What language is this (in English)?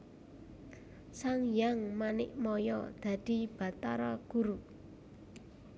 Javanese